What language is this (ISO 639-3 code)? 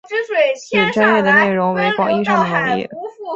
zho